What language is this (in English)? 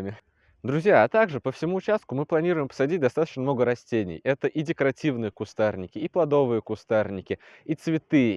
Russian